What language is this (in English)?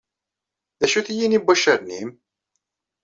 Kabyle